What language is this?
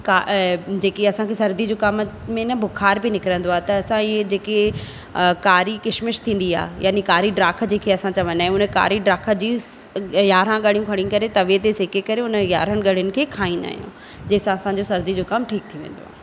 Sindhi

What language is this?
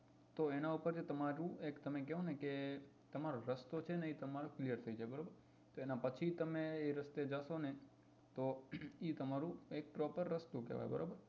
Gujarati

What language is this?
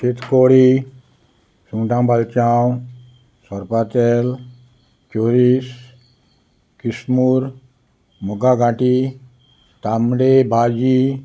Konkani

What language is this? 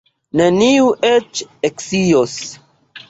Esperanto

